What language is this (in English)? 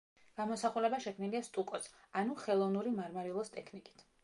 Georgian